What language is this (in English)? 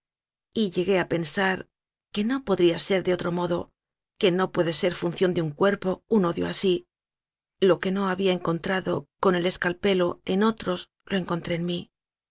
Spanish